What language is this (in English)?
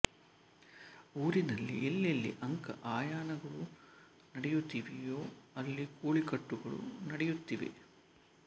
Kannada